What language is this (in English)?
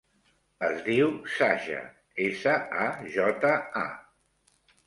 Catalan